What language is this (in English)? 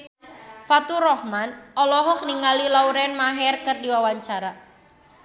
Sundanese